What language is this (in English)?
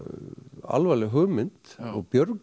Icelandic